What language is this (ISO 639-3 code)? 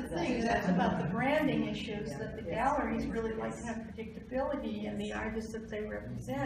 eng